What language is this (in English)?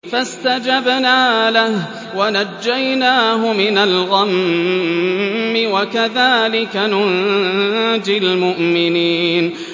Arabic